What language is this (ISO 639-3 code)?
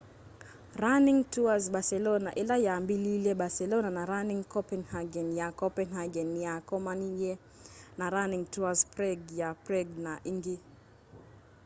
kam